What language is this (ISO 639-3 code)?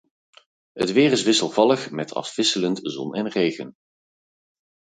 nld